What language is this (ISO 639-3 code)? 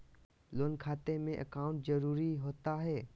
mag